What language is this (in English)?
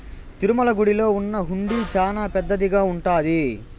Telugu